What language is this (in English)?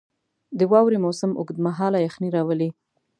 Pashto